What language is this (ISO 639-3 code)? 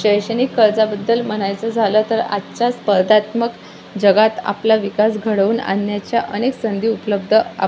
mar